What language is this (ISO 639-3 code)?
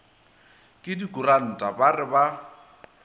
nso